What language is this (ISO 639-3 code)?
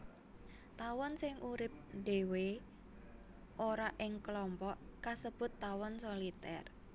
jav